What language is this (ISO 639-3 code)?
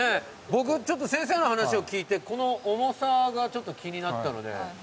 jpn